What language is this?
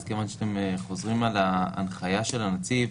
Hebrew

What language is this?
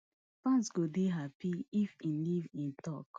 Nigerian Pidgin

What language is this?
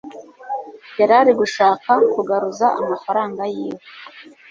Kinyarwanda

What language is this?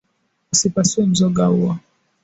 Swahili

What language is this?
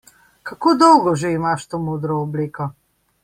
Slovenian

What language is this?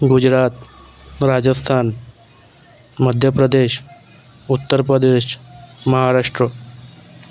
Marathi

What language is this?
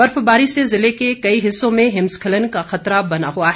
Hindi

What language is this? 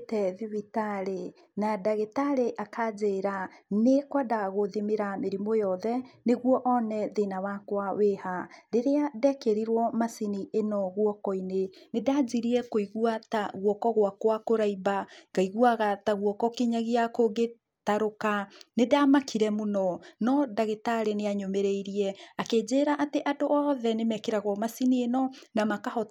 Kikuyu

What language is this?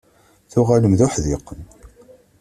Kabyle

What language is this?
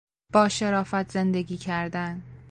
Persian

